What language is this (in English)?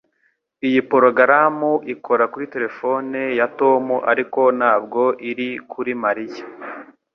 Kinyarwanda